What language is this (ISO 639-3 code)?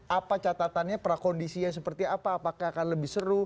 ind